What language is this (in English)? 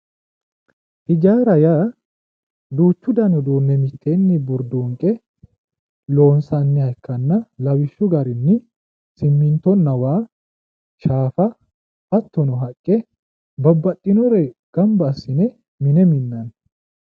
Sidamo